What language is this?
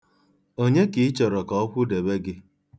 Igbo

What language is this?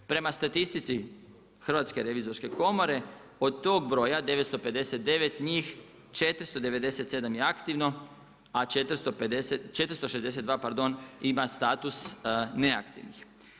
Croatian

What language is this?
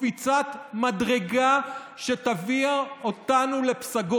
Hebrew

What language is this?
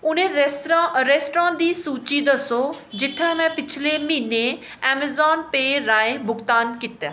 Dogri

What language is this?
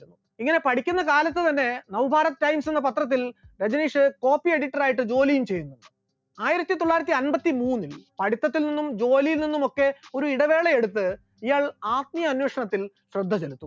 Malayalam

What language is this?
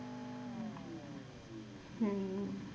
Punjabi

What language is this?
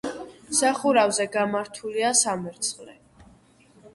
Georgian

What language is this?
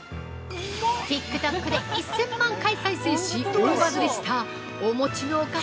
Japanese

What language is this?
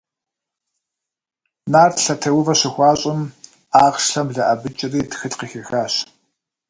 Kabardian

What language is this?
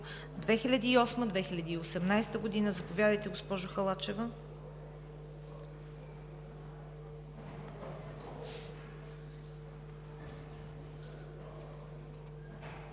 Bulgarian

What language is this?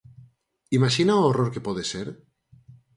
Galician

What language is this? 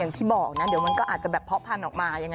Thai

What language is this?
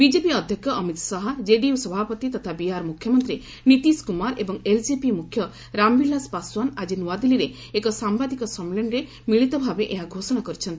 Odia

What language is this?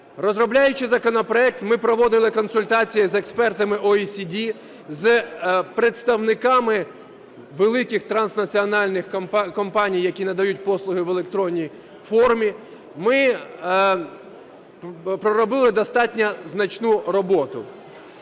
Ukrainian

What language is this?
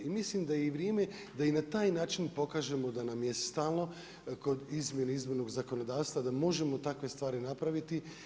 Croatian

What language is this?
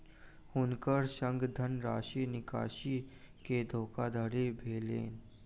Maithili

